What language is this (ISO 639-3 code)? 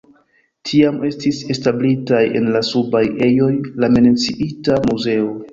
epo